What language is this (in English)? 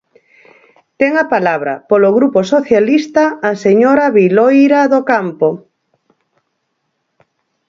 Galician